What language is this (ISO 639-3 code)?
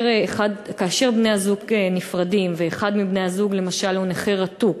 heb